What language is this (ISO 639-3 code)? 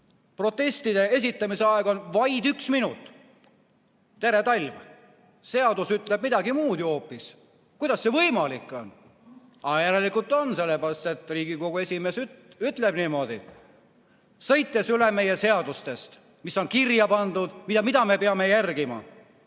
est